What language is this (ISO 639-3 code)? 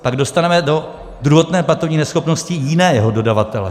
ces